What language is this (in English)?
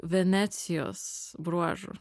Lithuanian